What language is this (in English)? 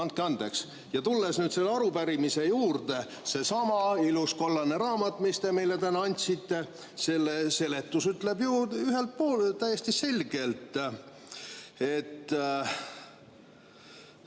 Estonian